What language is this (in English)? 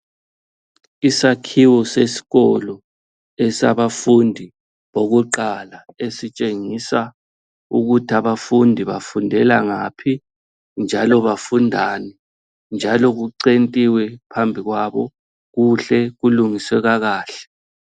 North Ndebele